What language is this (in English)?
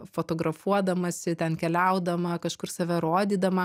Lithuanian